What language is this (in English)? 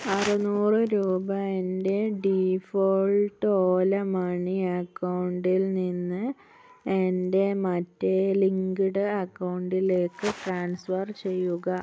Malayalam